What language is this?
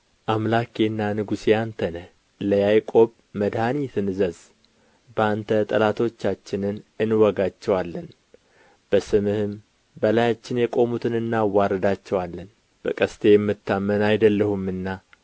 Amharic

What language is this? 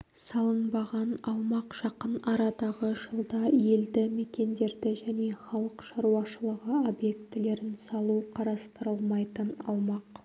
Kazakh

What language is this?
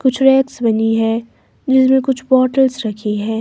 Hindi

